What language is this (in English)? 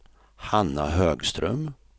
Swedish